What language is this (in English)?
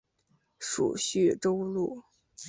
Chinese